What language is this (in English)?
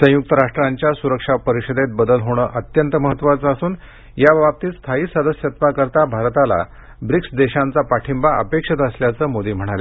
Marathi